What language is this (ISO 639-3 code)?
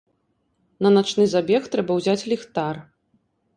bel